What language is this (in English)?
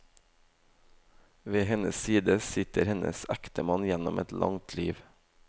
Norwegian